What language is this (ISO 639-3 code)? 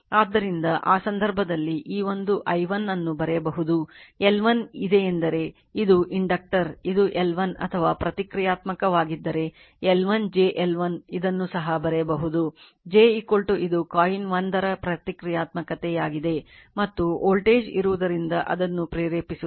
kan